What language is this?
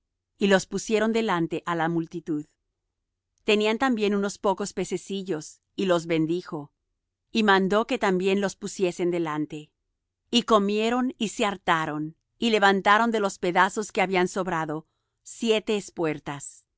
Spanish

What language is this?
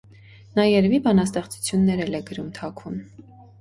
Armenian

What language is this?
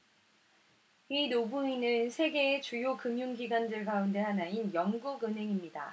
Korean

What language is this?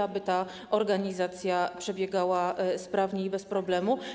Polish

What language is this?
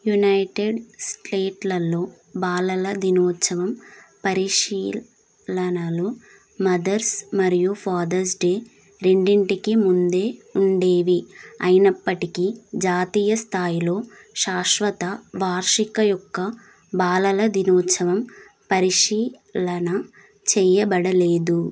Telugu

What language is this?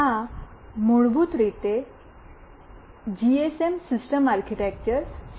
Gujarati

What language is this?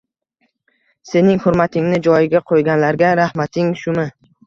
Uzbek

